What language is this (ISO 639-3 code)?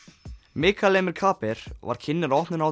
isl